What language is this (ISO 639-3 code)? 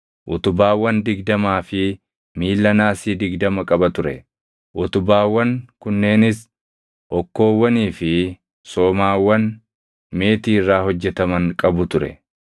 orm